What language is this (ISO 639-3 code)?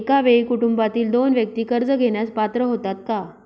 mar